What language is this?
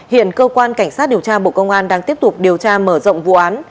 Vietnamese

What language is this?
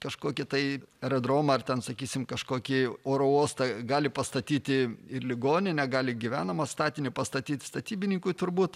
Lithuanian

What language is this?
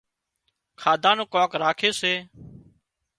Wadiyara Koli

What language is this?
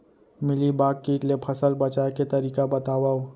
Chhattisgarhi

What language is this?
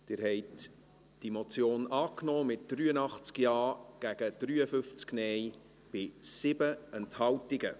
Swiss German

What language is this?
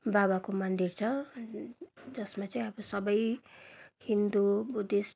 Nepali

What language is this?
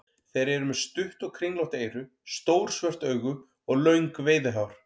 Icelandic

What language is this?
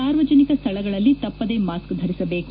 Kannada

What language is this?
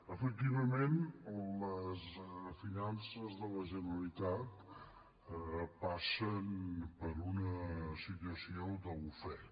Catalan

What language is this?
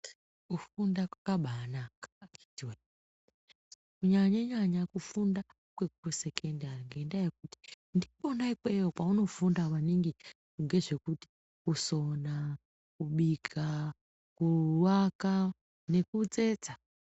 Ndau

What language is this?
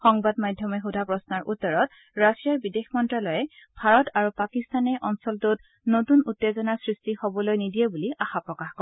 Assamese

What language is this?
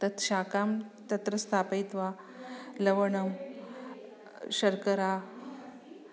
Sanskrit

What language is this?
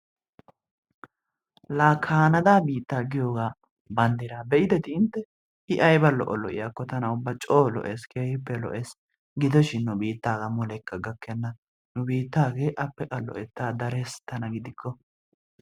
Wolaytta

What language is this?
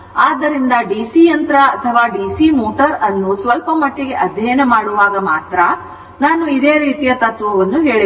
Kannada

